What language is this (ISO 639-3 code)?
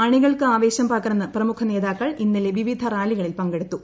mal